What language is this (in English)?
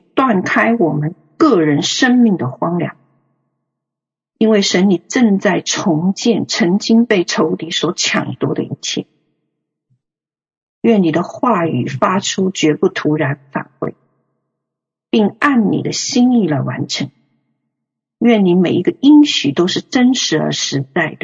Chinese